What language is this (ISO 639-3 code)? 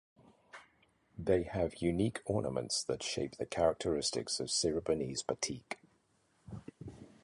eng